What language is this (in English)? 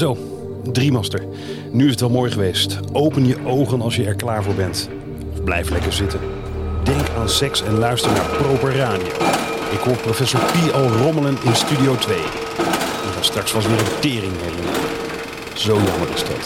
Dutch